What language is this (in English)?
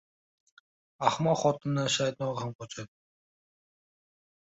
Uzbek